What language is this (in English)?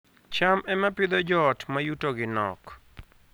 Luo (Kenya and Tanzania)